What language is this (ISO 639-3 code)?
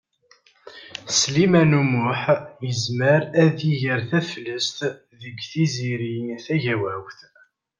kab